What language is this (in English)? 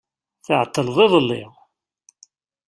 Kabyle